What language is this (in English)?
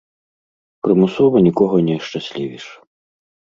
Belarusian